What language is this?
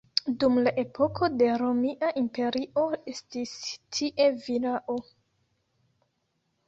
Esperanto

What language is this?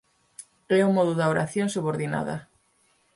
Galician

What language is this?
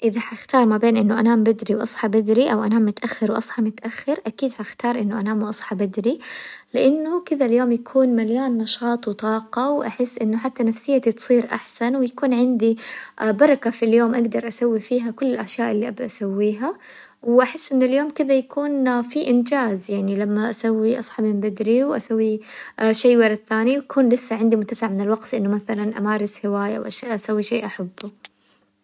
Hijazi Arabic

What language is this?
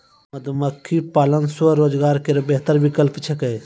Maithili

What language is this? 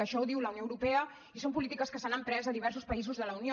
Catalan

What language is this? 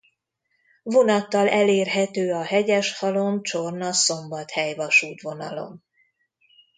Hungarian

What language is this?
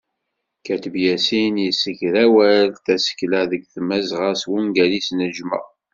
Kabyle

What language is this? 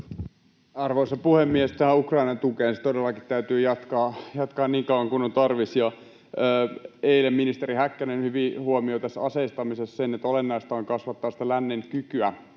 Finnish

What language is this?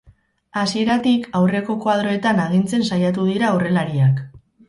Basque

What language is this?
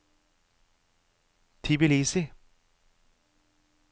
Norwegian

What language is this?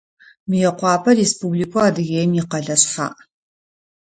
Adyghe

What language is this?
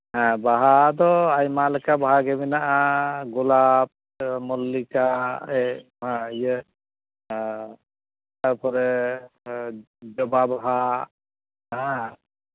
Santali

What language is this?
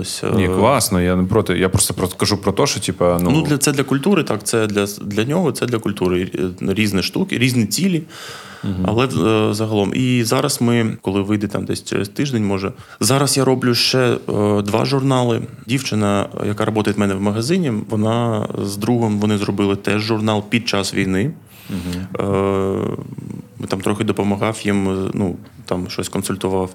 Ukrainian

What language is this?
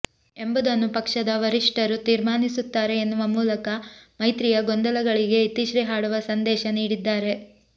Kannada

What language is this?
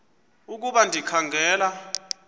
Xhosa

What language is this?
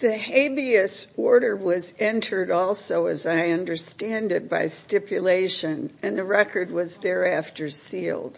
English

